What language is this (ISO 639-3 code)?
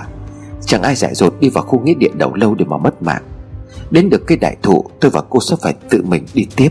vie